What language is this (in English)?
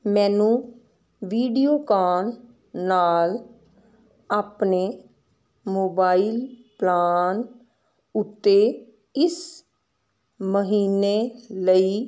Punjabi